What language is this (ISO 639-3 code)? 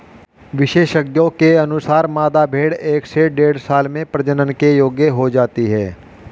hin